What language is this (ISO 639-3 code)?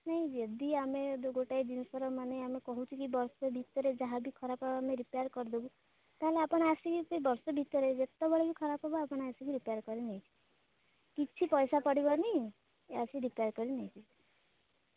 ori